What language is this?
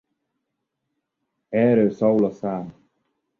Hungarian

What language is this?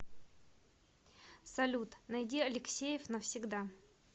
Russian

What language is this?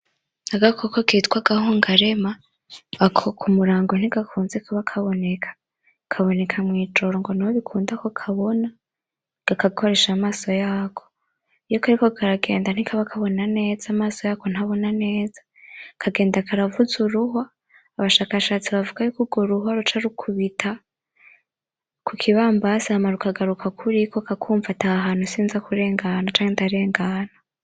Rundi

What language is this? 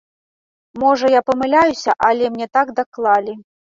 Belarusian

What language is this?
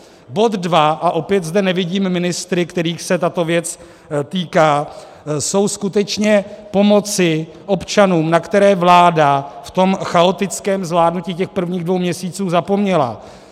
Czech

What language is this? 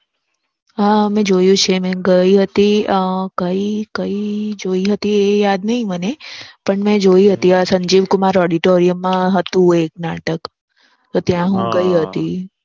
Gujarati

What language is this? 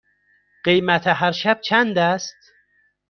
Persian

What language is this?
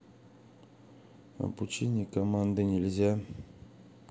Russian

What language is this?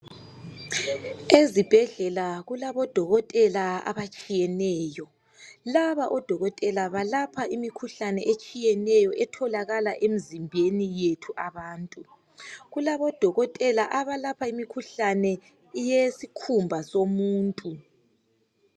North Ndebele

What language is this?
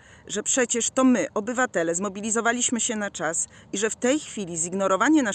Polish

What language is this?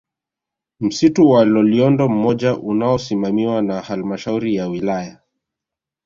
Swahili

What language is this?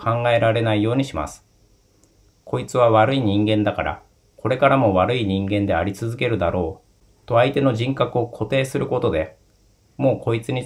Japanese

